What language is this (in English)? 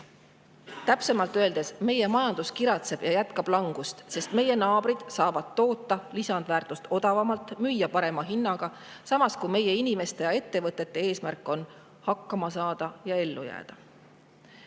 Estonian